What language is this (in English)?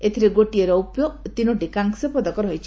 Odia